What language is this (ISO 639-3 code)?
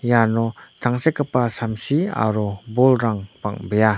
grt